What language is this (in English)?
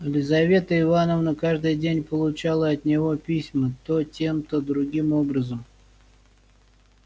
Russian